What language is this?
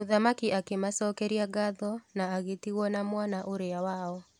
Kikuyu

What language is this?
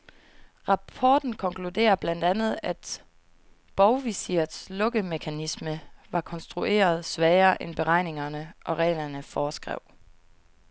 Danish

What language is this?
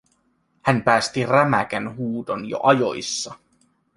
Finnish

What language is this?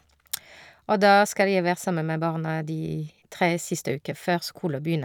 Norwegian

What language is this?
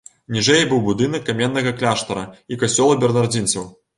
Belarusian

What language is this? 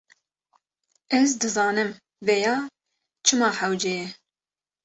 Kurdish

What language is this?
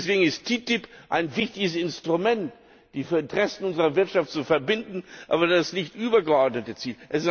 German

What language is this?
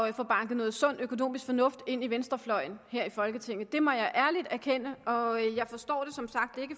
Danish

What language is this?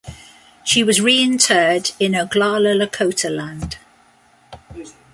English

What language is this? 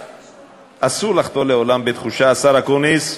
Hebrew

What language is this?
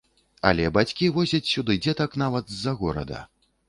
Belarusian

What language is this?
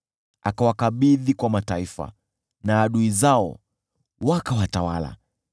Swahili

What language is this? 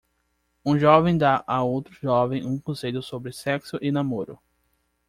Portuguese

